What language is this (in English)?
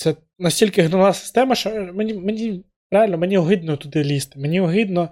Ukrainian